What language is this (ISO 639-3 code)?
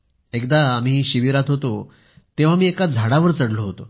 mar